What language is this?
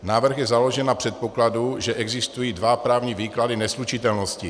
Czech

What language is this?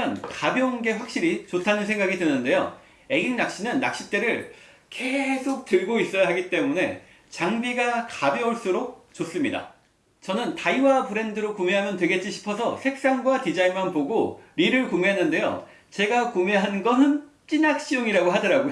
Korean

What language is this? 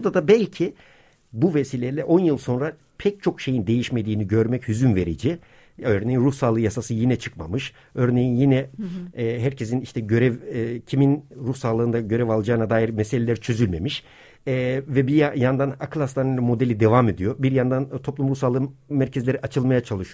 Turkish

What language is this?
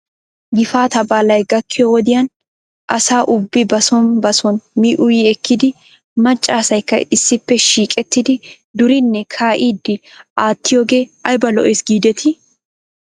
Wolaytta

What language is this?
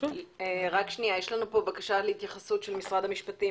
Hebrew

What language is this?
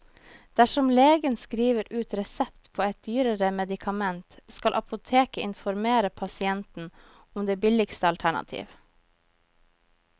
Norwegian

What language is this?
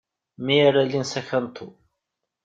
Kabyle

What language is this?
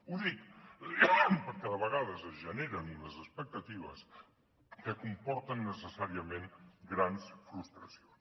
Catalan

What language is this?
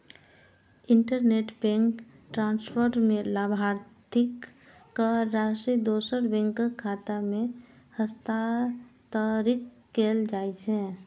Maithili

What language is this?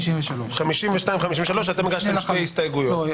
Hebrew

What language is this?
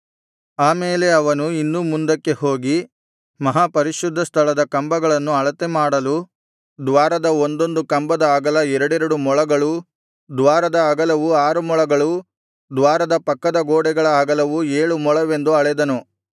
Kannada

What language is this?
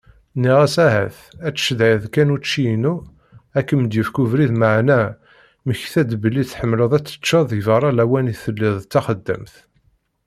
Kabyle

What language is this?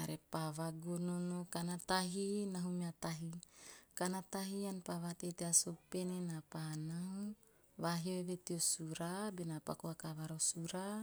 Teop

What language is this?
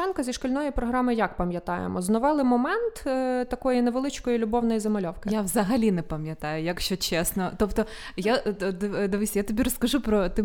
Ukrainian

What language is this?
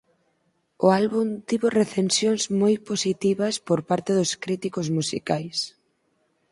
Galician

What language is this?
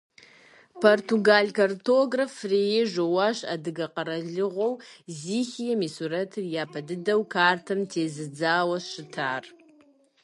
Kabardian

